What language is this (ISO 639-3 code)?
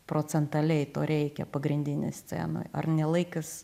lit